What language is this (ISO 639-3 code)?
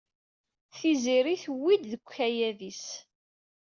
kab